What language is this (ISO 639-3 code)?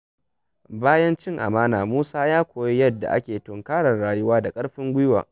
hau